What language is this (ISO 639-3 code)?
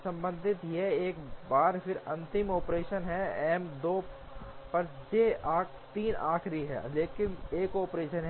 hin